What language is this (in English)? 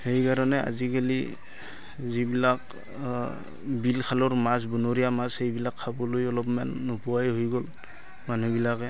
Assamese